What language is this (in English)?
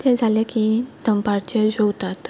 Konkani